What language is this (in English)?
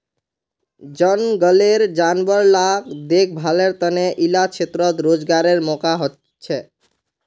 Magahi